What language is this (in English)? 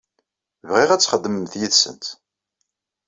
Kabyle